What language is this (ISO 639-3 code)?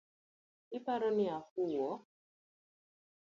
luo